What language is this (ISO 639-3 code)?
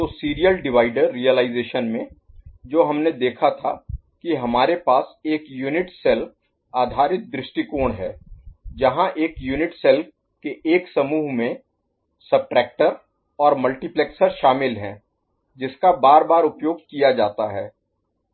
hin